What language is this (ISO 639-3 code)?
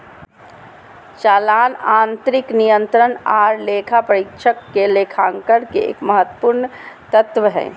mag